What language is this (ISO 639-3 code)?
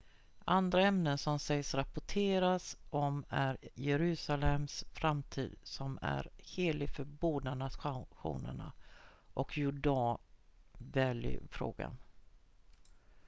swe